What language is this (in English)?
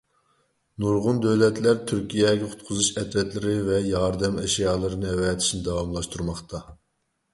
Uyghur